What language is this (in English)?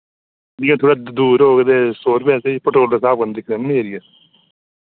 Dogri